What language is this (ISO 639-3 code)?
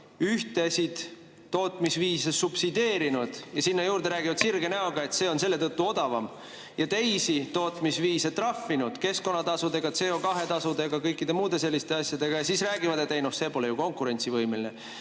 est